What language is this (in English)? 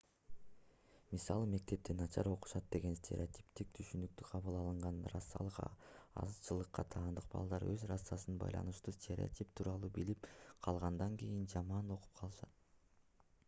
Kyrgyz